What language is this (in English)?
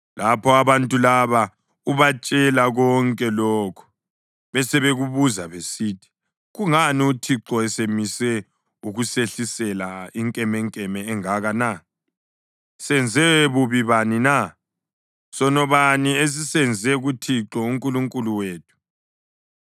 North Ndebele